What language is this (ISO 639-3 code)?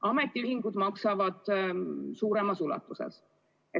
est